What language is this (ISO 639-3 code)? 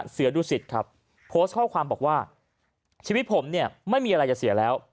tha